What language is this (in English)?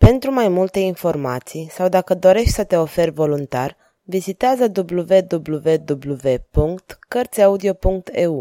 Romanian